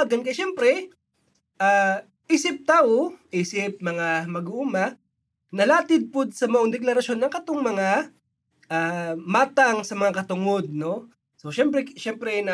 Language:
Filipino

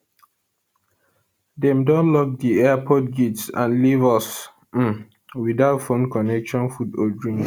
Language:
Nigerian Pidgin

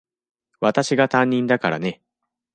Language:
Japanese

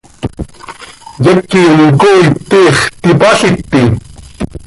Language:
Seri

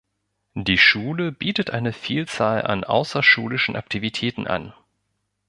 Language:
German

